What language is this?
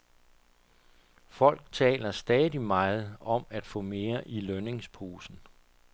Danish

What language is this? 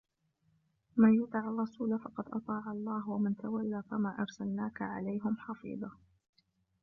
Arabic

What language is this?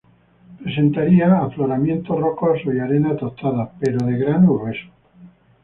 Spanish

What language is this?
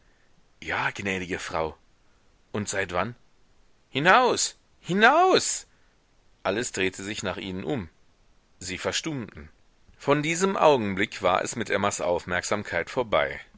German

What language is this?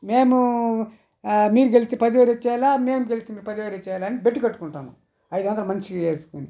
Telugu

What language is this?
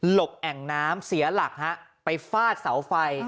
Thai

